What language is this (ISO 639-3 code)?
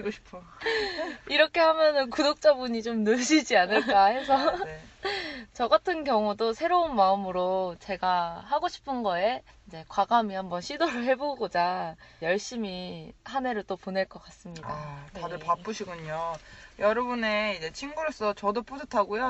kor